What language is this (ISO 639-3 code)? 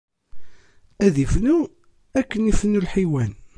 kab